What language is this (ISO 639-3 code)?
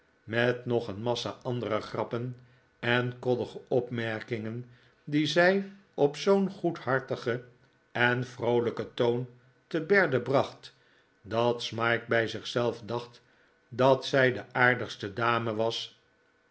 nld